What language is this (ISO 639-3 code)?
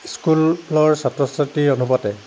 asm